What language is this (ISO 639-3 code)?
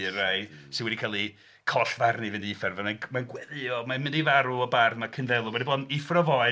cym